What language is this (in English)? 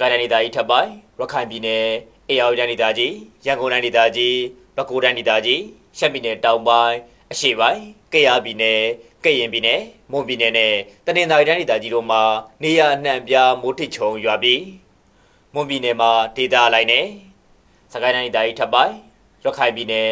Arabic